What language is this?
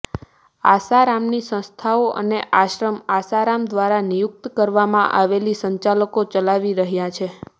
Gujarati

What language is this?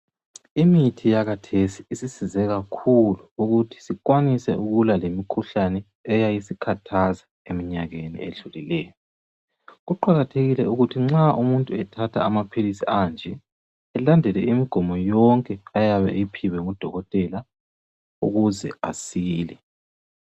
North Ndebele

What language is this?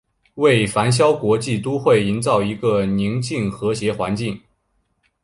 Chinese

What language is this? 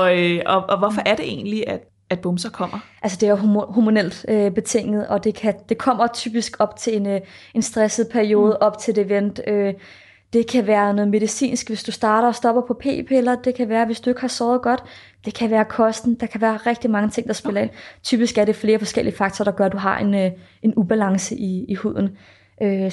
Danish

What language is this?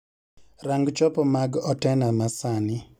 Luo (Kenya and Tanzania)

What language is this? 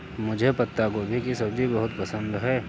Hindi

